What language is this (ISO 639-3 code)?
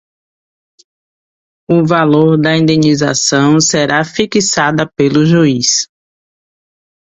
por